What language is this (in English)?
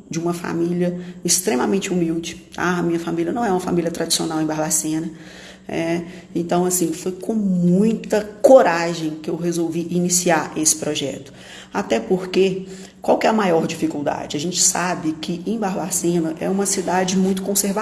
Portuguese